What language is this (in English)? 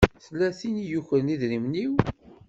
Kabyle